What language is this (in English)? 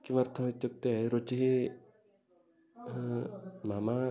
Sanskrit